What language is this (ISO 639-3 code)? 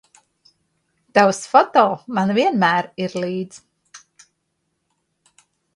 lav